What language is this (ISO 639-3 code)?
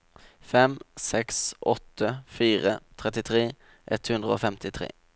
nor